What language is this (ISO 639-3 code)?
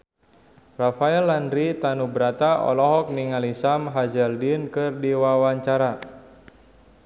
sun